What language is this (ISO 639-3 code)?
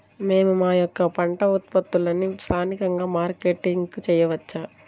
tel